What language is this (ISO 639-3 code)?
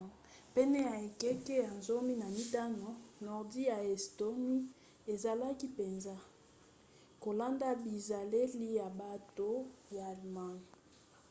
lin